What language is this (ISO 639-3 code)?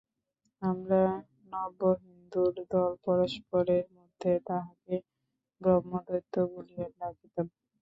ben